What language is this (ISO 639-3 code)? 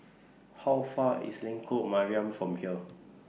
eng